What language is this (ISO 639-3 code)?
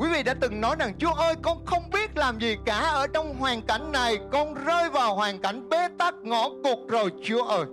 vie